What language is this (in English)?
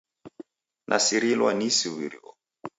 Taita